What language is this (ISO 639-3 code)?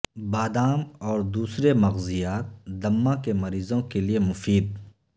urd